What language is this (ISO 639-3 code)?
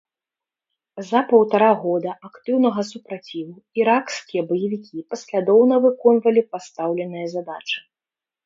bel